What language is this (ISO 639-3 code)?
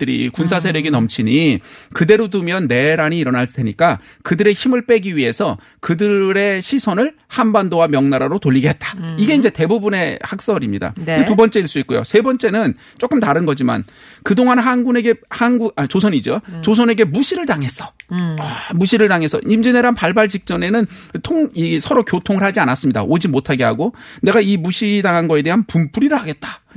kor